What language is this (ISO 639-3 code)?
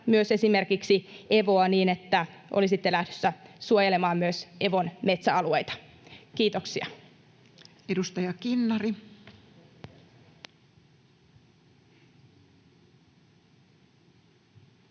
fin